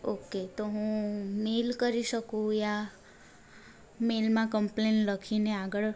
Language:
Gujarati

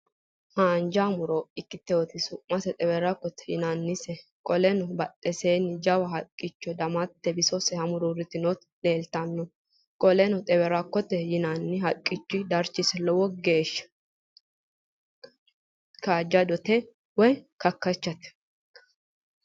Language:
Sidamo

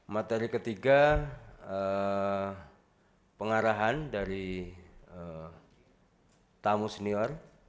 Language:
Indonesian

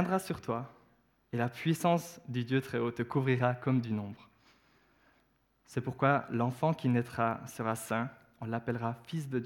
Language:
French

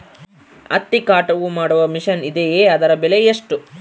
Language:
Kannada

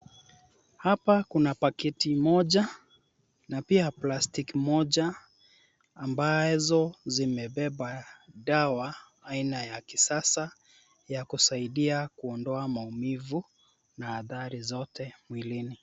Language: Swahili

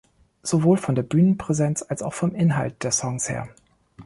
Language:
German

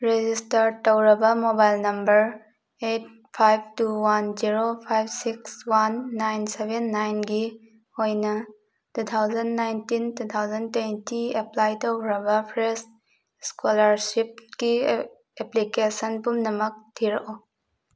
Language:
Manipuri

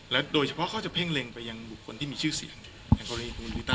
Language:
Thai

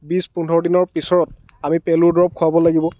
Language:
Assamese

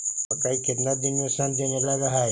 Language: Magahi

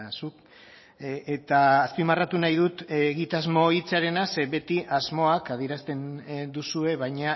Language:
Basque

